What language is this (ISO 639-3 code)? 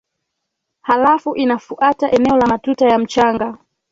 swa